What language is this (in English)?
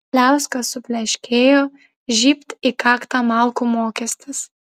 Lithuanian